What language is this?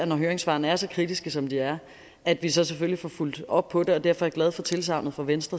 Danish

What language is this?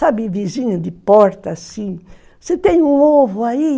Portuguese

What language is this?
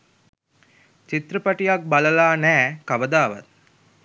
Sinhala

